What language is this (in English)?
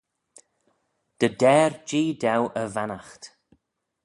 Manx